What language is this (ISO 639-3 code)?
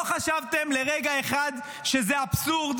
heb